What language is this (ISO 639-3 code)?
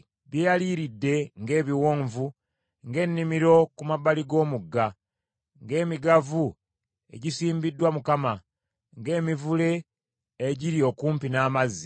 lug